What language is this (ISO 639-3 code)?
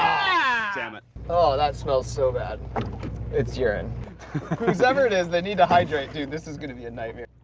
eng